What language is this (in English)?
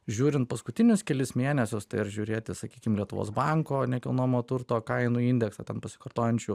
Lithuanian